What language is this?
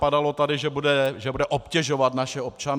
Czech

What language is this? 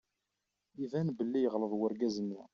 Kabyle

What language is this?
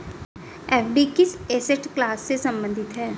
Hindi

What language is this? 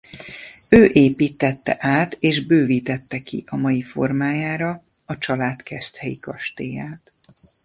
Hungarian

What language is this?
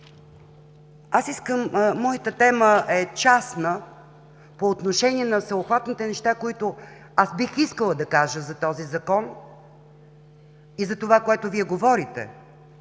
Bulgarian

